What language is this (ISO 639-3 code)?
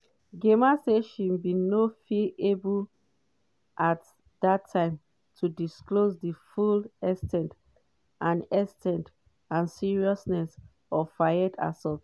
pcm